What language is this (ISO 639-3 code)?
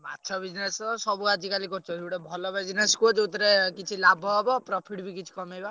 ori